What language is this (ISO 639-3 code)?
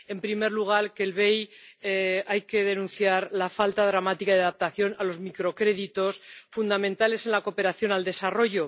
spa